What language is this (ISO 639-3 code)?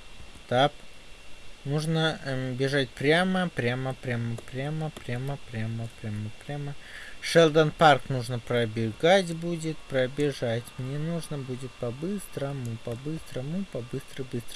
rus